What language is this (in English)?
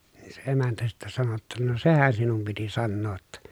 Finnish